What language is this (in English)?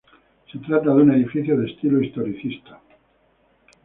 Spanish